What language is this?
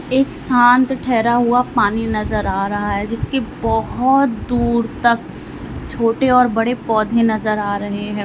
Hindi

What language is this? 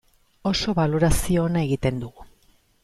Basque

